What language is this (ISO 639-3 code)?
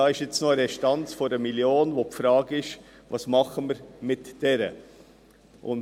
gsw